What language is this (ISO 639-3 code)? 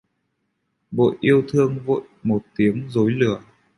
vie